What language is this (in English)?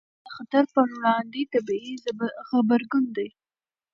Pashto